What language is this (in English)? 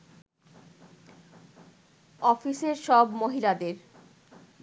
Bangla